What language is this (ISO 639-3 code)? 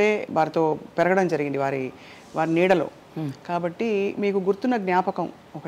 tel